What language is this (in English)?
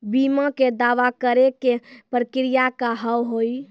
Maithili